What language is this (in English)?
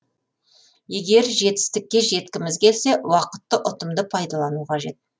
Kazakh